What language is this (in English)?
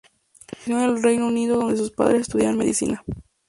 Spanish